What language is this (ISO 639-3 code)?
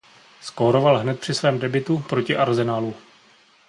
ces